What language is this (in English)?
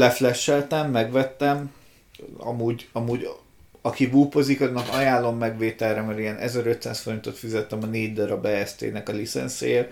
Hungarian